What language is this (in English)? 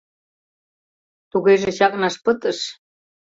Mari